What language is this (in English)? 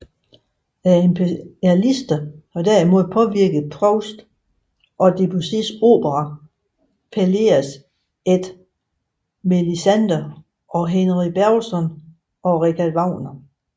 Danish